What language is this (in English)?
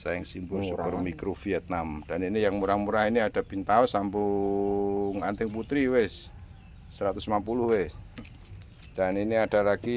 Indonesian